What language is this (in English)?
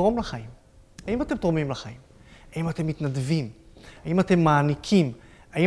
Hebrew